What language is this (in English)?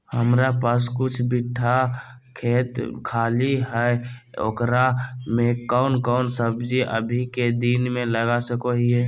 Magahi